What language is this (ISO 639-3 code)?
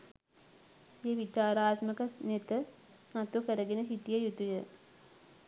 sin